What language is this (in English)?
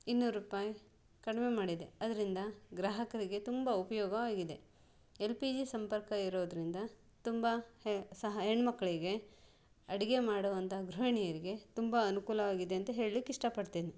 Kannada